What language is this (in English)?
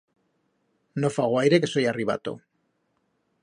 Aragonese